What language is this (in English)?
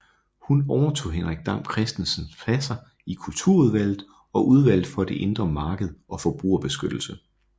Danish